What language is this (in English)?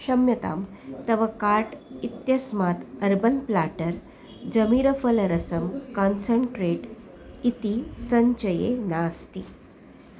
Sanskrit